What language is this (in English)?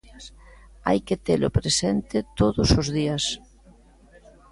Galician